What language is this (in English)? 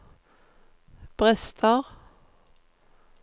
Norwegian